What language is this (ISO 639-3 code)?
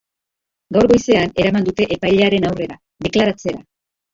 eus